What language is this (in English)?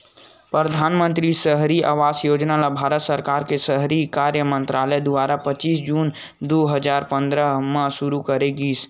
Chhattisgarhi